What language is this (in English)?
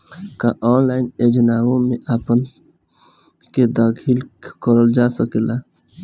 Bhojpuri